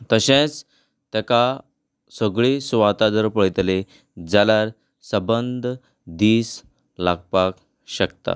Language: Konkani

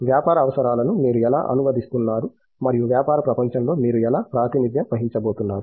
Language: Telugu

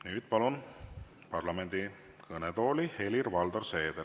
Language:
Estonian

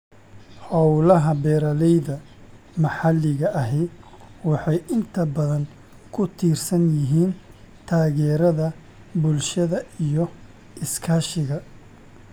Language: Somali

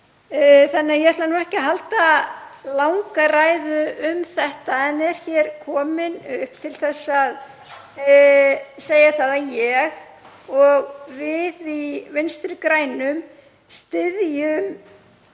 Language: Icelandic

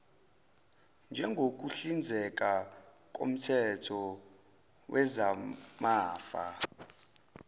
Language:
Zulu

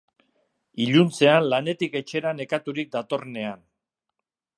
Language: Basque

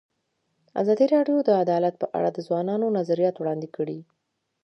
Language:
Pashto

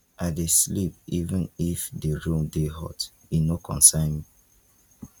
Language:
Nigerian Pidgin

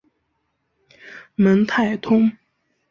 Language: Chinese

